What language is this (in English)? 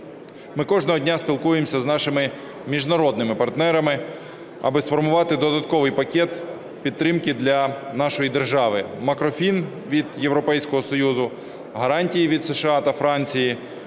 Ukrainian